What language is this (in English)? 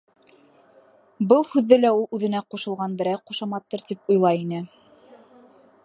Bashkir